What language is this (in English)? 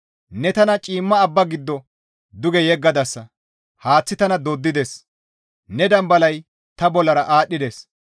Gamo